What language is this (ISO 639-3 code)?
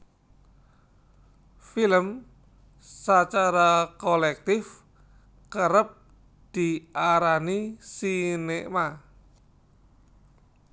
jav